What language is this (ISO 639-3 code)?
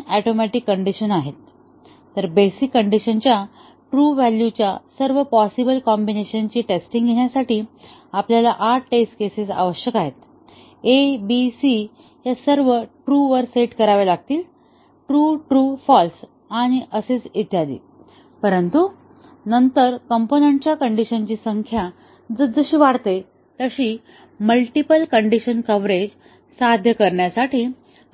mar